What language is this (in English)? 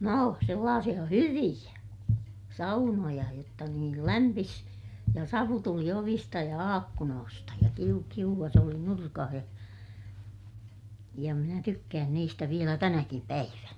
Finnish